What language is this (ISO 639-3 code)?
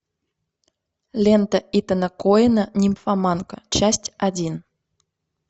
rus